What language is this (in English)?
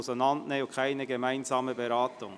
Swiss German